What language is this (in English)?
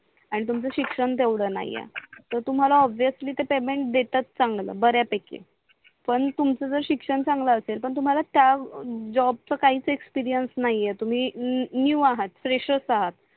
Marathi